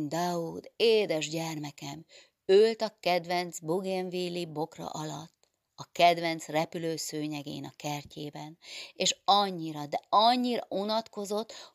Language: Hungarian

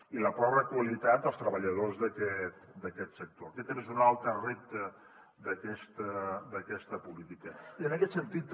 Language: Catalan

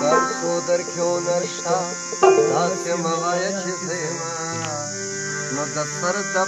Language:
Arabic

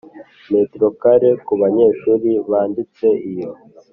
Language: Kinyarwanda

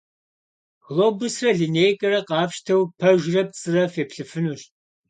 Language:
Kabardian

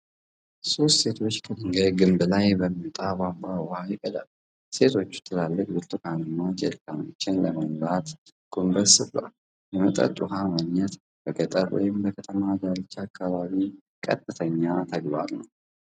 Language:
Amharic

